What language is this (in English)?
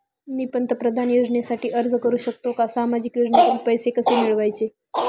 Marathi